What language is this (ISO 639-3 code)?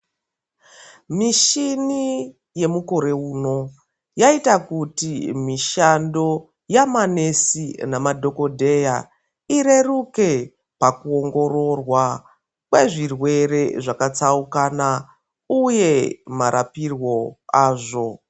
ndc